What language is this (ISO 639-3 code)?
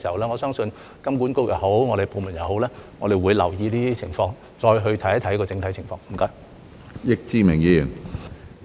yue